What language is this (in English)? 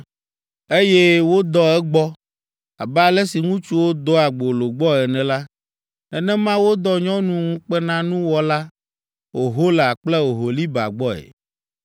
Ewe